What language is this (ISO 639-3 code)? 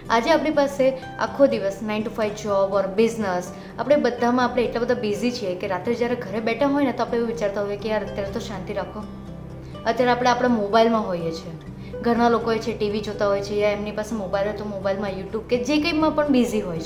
guj